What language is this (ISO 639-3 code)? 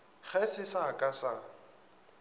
nso